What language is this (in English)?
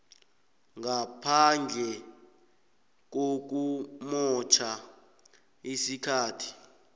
South Ndebele